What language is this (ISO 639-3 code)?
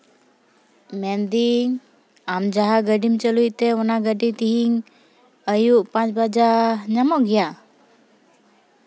sat